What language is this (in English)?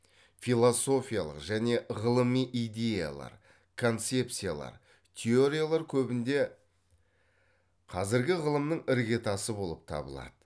Kazakh